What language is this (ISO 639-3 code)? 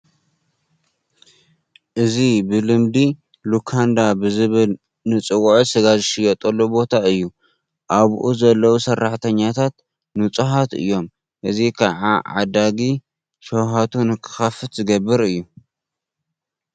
tir